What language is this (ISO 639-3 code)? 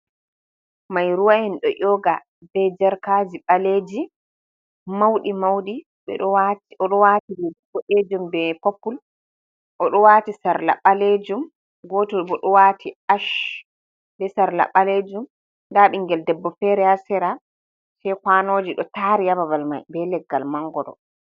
ful